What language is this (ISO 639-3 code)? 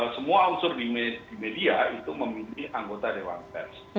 ind